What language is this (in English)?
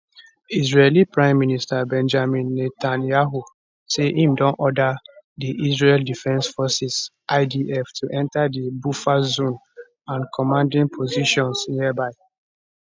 Nigerian Pidgin